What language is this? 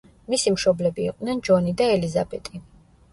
Georgian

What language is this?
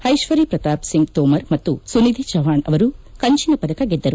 Kannada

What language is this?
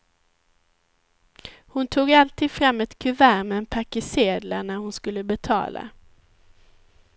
Swedish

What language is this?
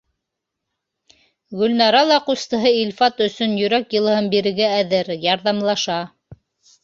Bashkir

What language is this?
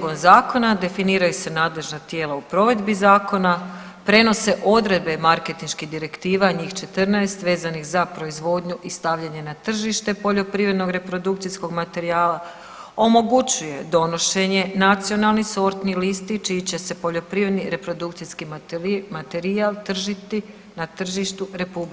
Croatian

